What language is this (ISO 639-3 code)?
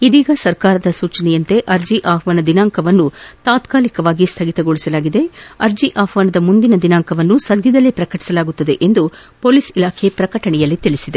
kan